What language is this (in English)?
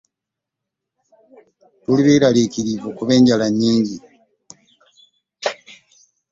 Ganda